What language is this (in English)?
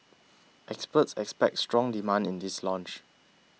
English